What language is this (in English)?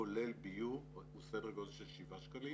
Hebrew